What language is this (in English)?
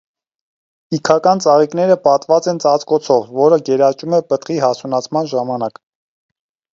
Armenian